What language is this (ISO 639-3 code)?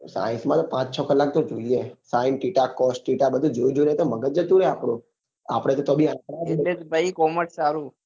guj